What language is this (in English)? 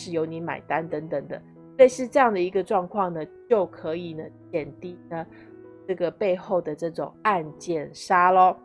Chinese